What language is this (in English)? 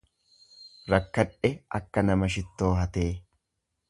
Oromo